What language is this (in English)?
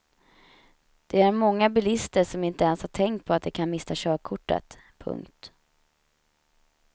Swedish